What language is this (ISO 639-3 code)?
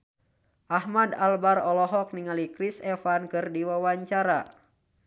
sun